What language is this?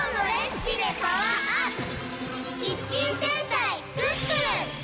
Japanese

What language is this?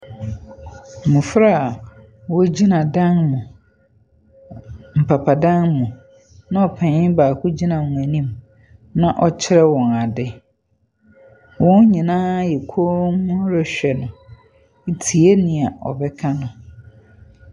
Akan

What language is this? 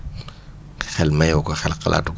Wolof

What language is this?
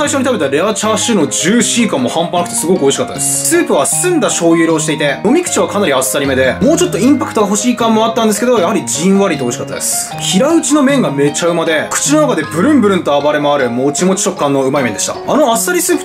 Japanese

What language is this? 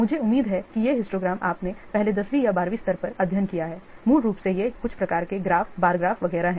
Hindi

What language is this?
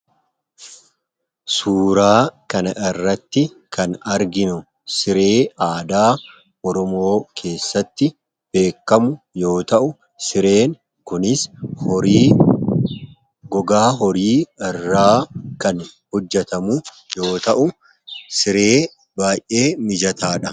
Oromo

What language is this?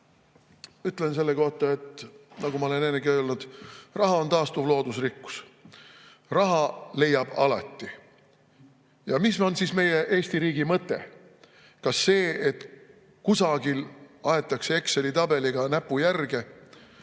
Estonian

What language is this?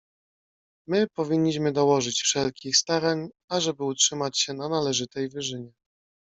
Polish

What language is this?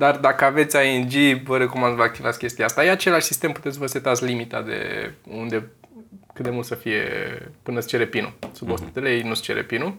Romanian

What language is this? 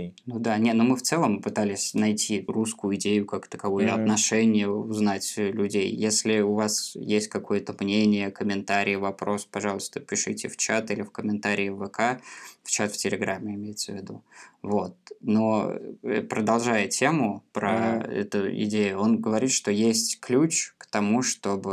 Russian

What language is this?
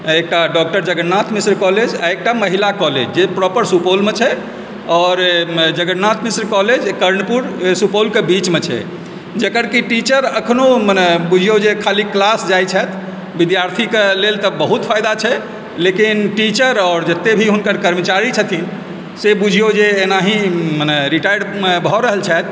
Maithili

